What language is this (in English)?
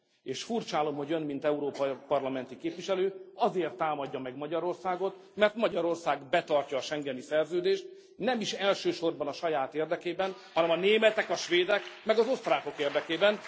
Hungarian